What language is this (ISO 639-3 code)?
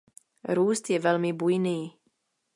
ces